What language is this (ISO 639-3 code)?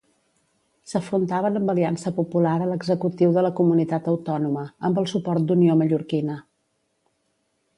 cat